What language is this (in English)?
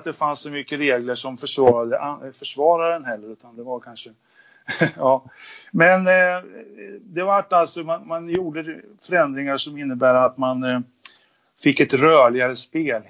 Swedish